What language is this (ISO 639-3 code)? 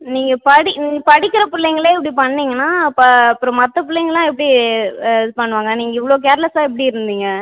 tam